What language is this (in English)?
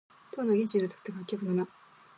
Japanese